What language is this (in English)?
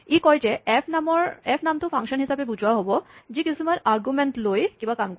Assamese